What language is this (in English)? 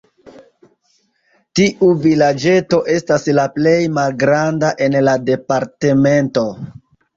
Esperanto